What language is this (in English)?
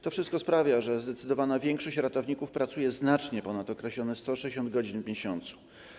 Polish